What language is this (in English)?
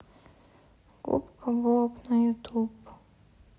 Russian